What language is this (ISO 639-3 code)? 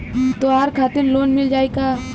bho